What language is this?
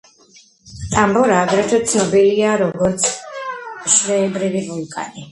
Georgian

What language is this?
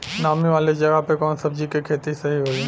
Bhojpuri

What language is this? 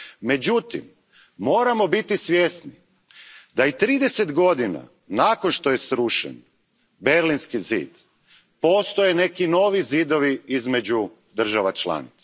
Croatian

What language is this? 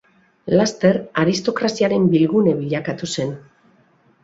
Basque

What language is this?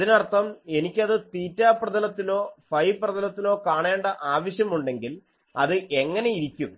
Malayalam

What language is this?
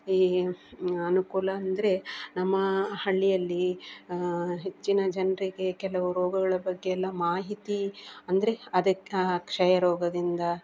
Kannada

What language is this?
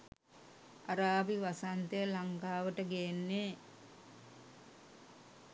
Sinhala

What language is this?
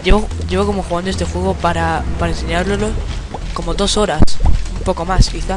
Spanish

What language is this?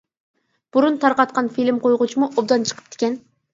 Uyghur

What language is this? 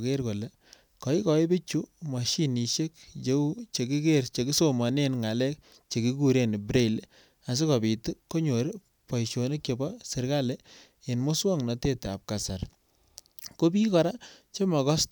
Kalenjin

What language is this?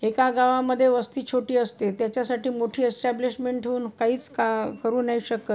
Marathi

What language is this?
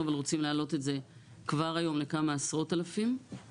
Hebrew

